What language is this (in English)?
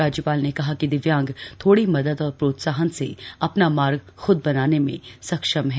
Hindi